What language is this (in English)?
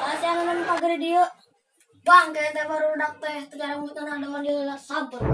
Indonesian